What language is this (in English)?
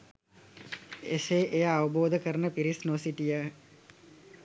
Sinhala